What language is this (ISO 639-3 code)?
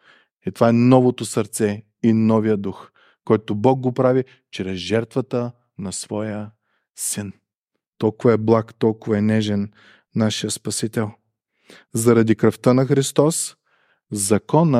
bul